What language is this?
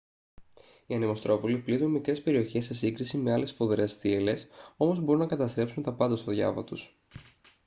Greek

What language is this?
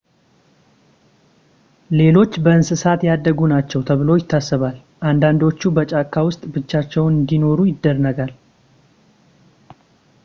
Amharic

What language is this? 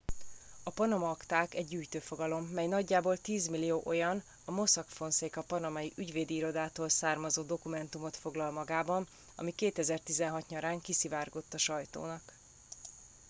Hungarian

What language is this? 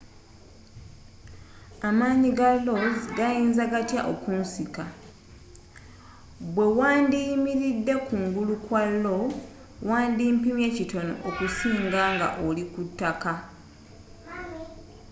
Ganda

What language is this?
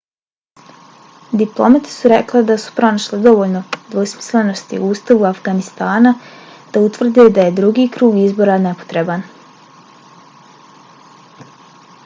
Bosnian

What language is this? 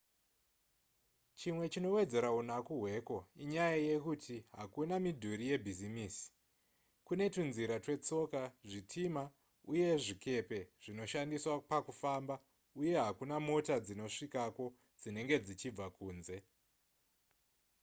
Shona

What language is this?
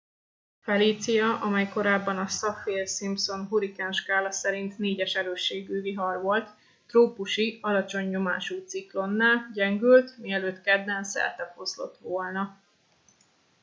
Hungarian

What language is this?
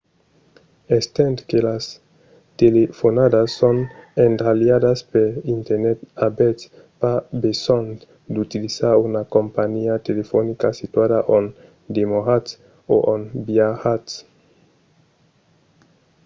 Occitan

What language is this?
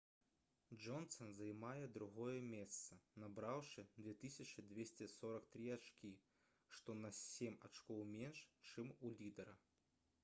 Belarusian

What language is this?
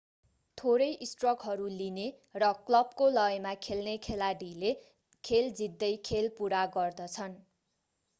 Nepali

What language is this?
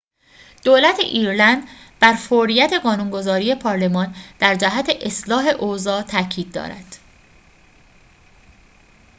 Persian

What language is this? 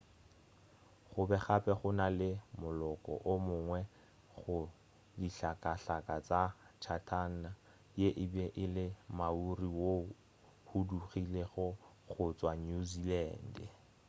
Northern Sotho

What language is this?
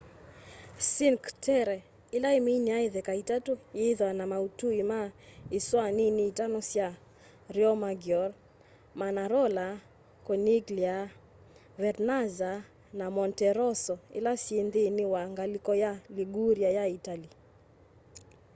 Kamba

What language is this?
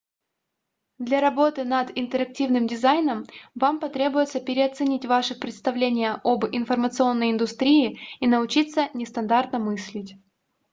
Russian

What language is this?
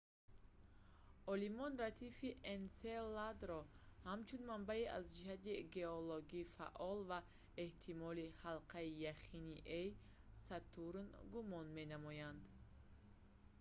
Tajik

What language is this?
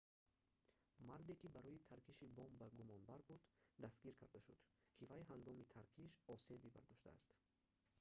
Tajik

